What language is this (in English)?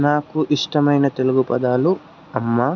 Telugu